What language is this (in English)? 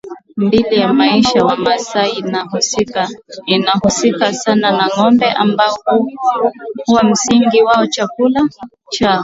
Swahili